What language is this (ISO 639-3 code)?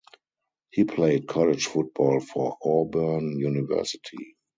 eng